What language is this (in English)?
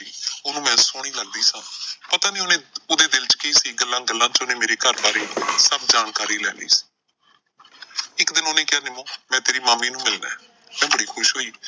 Punjabi